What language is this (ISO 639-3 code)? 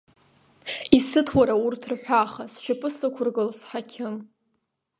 abk